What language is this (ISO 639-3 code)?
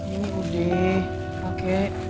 ind